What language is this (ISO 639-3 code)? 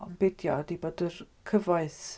cym